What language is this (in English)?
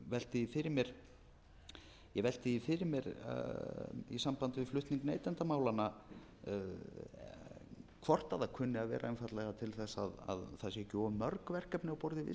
Icelandic